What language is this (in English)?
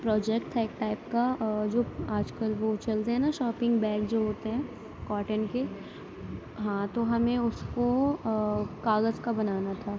Urdu